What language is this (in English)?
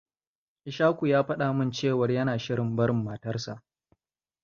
Hausa